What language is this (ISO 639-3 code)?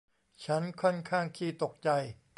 tha